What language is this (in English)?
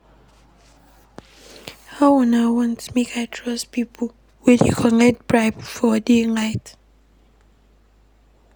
Nigerian Pidgin